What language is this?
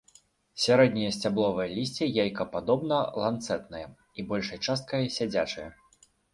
Belarusian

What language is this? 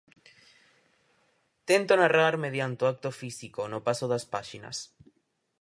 Galician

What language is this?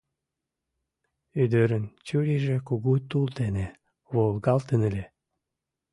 Mari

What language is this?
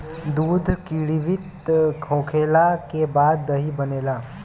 Bhojpuri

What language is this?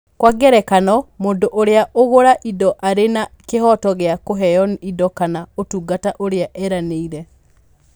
Kikuyu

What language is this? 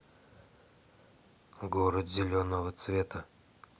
Russian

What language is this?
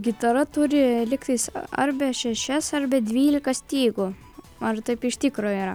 Lithuanian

